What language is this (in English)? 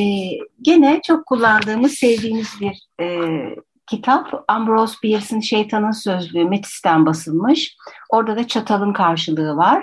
Turkish